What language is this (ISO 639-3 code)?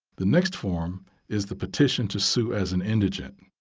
eng